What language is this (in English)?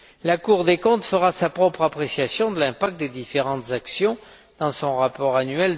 French